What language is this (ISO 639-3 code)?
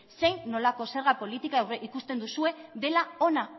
eus